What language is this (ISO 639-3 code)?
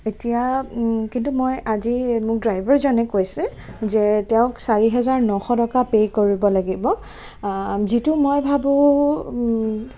asm